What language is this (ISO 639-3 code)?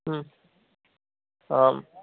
san